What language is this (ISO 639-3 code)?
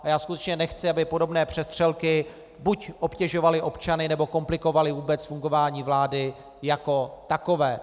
ces